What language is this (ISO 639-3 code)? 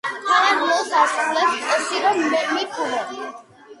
kat